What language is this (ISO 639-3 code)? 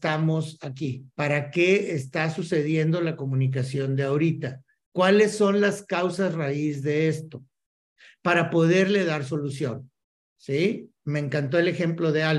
spa